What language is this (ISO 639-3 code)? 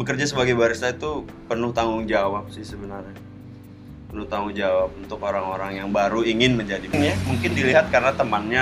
ind